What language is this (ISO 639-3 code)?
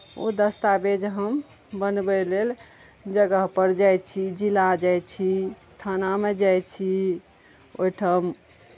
mai